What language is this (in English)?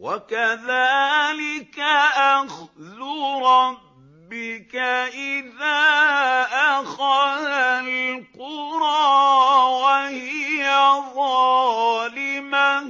Arabic